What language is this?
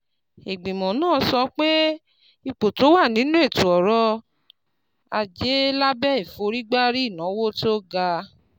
Yoruba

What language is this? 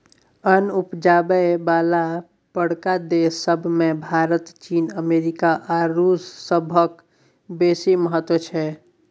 Maithili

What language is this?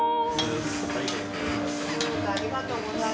Japanese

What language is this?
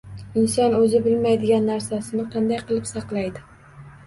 Uzbek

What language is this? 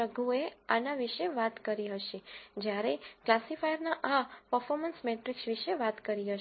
Gujarati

